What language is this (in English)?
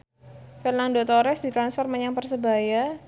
Javanese